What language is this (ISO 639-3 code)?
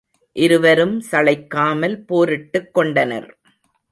tam